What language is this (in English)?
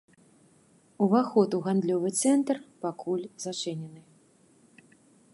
Belarusian